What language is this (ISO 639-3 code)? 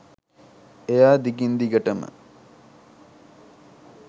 sin